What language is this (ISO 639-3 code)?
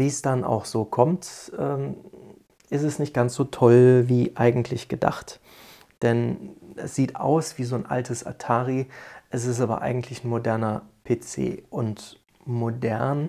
deu